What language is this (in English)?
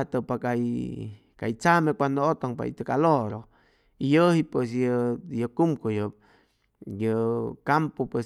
Chimalapa Zoque